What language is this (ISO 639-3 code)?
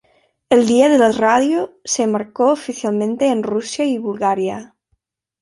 spa